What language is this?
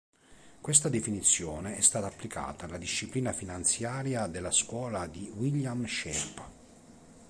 Italian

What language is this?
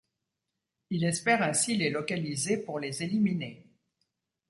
French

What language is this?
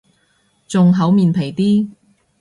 Cantonese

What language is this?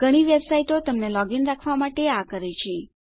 Gujarati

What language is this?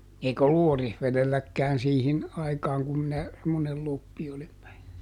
Finnish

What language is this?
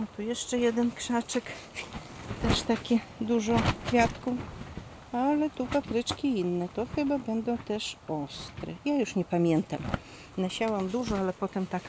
Polish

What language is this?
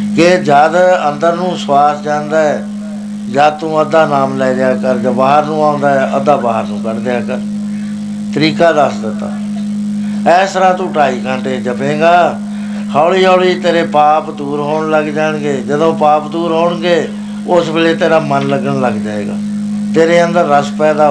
Punjabi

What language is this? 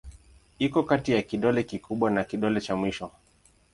Swahili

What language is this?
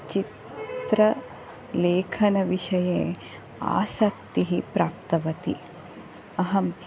Sanskrit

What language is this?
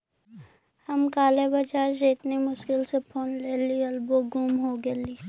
Magahi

